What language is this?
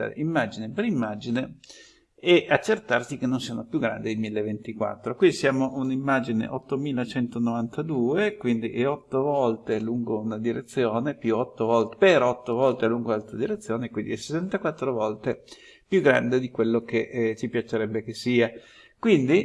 Italian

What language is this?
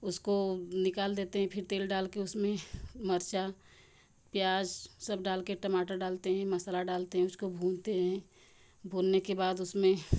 Hindi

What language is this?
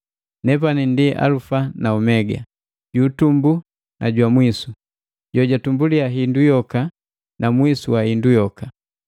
Matengo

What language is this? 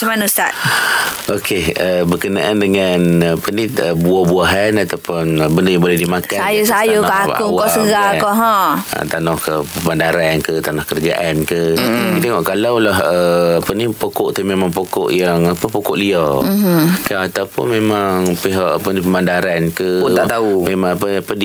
Malay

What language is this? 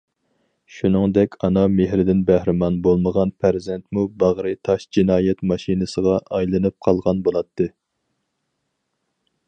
Uyghur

